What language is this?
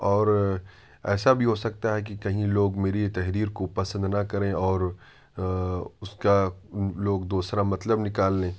Urdu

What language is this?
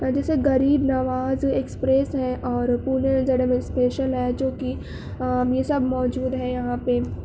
Urdu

